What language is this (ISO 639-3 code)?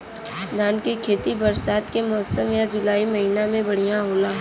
bho